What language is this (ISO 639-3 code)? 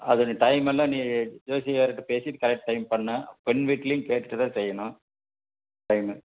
tam